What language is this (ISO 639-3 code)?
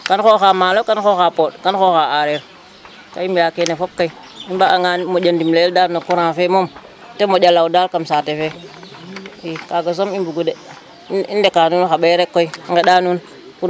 srr